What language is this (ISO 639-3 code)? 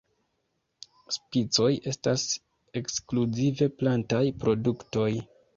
epo